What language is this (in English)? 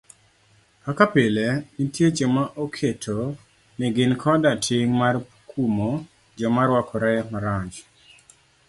Luo (Kenya and Tanzania)